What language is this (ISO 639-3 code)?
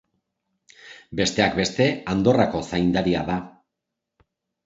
eus